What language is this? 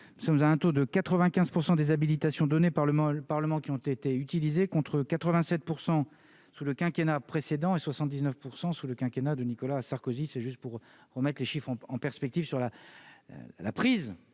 French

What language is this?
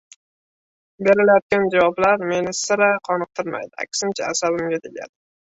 Uzbek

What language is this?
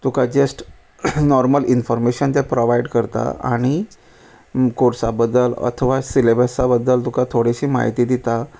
Konkani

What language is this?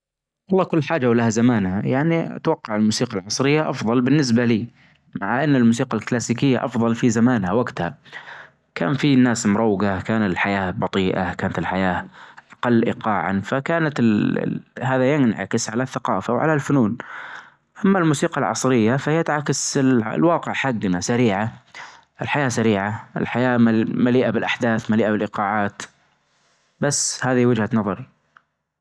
Najdi Arabic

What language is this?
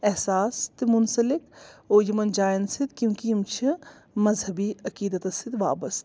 Kashmiri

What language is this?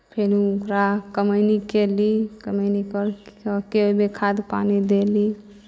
Maithili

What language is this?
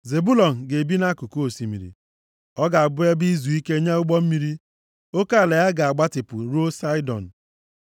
Igbo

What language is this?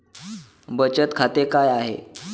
Marathi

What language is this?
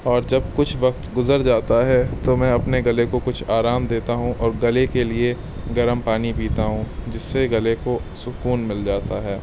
Urdu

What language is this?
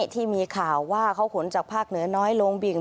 Thai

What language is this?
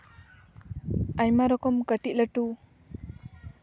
Santali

